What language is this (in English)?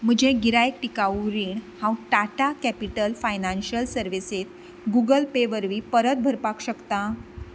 Konkani